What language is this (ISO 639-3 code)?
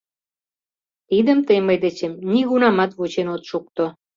chm